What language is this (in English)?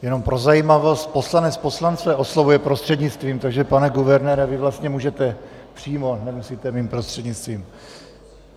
Czech